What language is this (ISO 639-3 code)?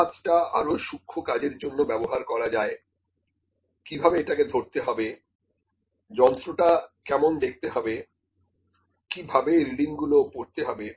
ben